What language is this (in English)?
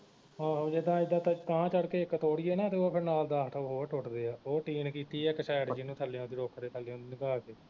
Punjabi